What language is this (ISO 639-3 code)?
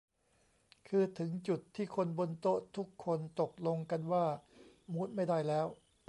tha